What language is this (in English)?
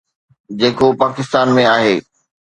Sindhi